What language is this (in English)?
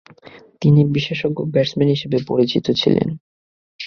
Bangla